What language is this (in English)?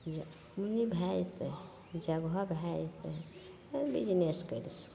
Maithili